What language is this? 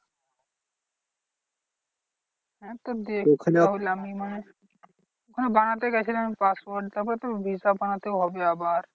Bangla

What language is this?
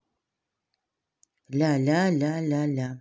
Russian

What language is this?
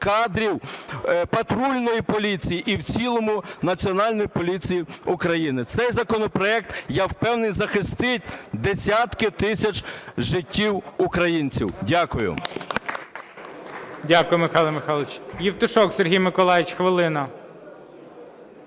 Ukrainian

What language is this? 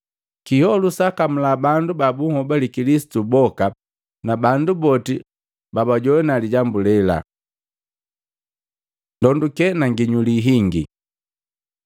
Matengo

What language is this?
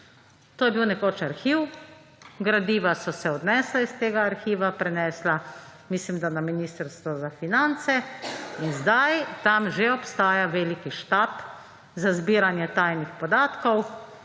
Slovenian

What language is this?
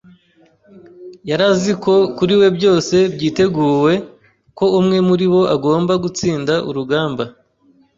Kinyarwanda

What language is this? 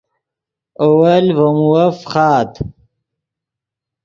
Yidgha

